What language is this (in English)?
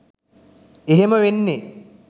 Sinhala